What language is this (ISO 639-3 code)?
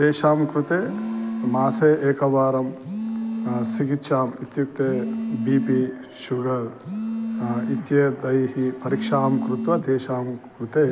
san